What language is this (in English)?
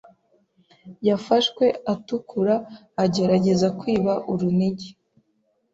Kinyarwanda